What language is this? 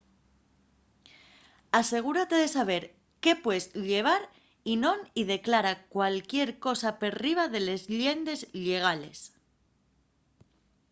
Asturian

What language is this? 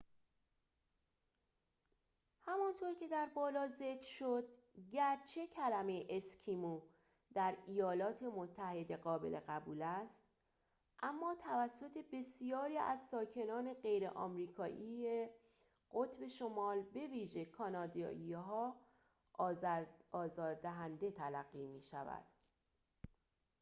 Persian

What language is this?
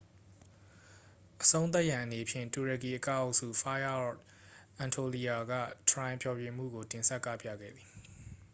Burmese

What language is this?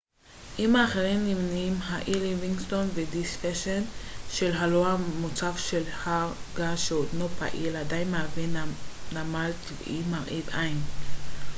Hebrew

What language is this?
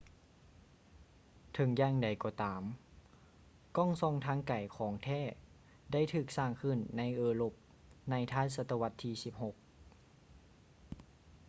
Lao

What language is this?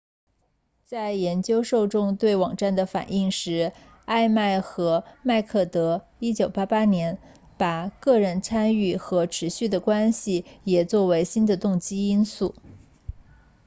Chinese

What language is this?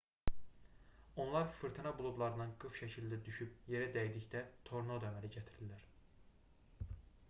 Azerbaijani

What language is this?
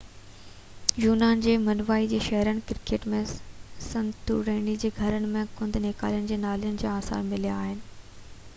Sindhi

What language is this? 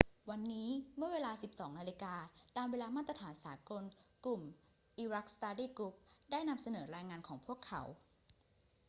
Thai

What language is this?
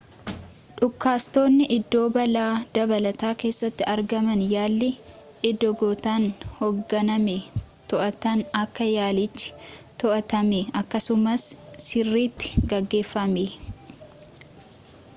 Oromo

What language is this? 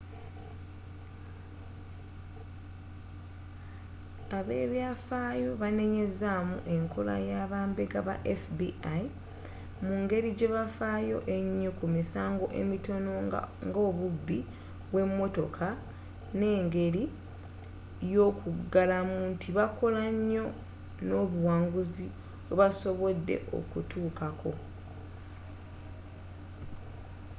Ganda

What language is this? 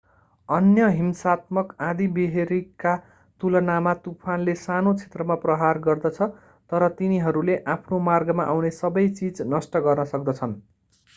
Nepali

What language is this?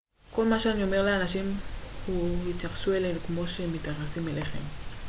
Hebrew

